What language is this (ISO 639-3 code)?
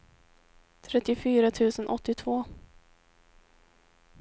swe